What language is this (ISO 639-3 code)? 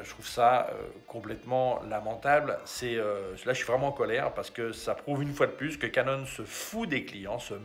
fra